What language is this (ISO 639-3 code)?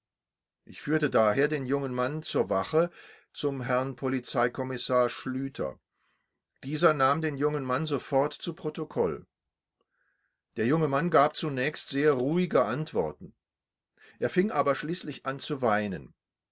deu